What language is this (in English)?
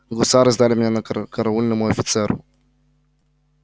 Russian